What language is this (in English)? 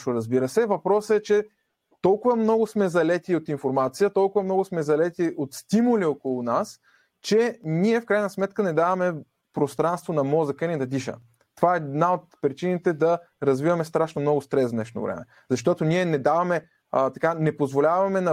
Bulgarian